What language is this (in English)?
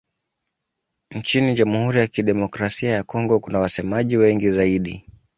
Swahili